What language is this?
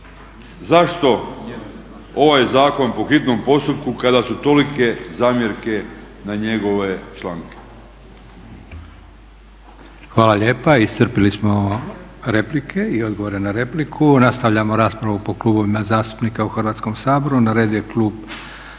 Croatian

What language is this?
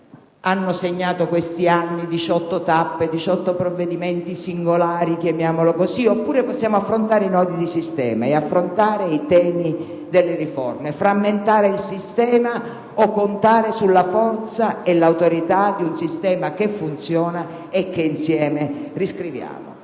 Italian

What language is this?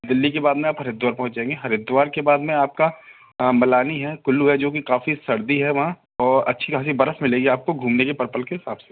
Hindi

